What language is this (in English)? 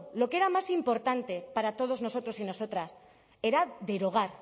Spanish